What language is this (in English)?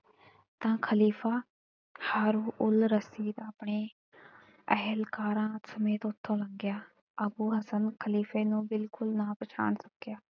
Punjabi